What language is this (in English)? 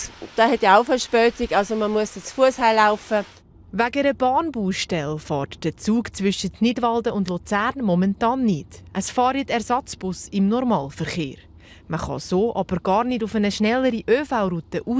German